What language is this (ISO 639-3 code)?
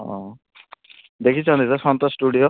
ori